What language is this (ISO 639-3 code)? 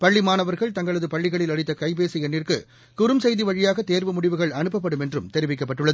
tam